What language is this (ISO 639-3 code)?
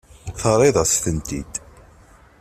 kab